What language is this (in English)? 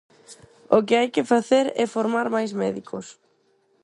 Galician